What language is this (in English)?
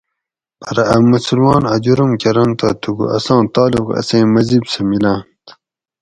Gawri